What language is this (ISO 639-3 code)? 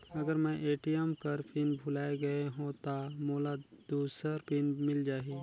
hne